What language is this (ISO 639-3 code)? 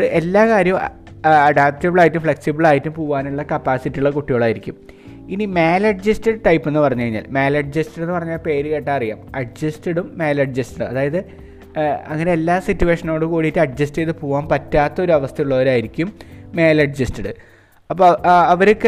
mal